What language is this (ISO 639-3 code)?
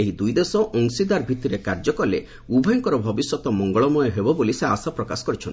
ori